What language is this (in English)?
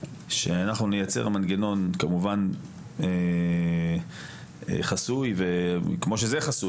Hebrew